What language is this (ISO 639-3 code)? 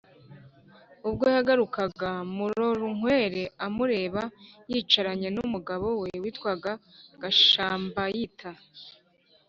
kin